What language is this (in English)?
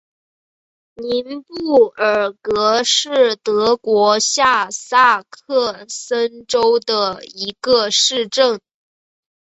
Chinese